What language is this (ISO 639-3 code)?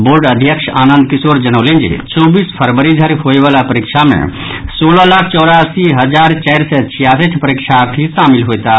mai